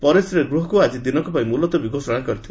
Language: Odia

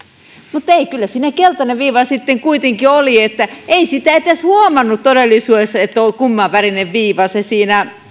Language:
Finnish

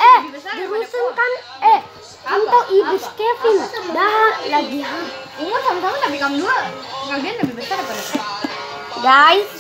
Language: Indonesian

